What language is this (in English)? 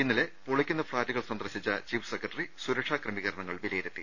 Malayalam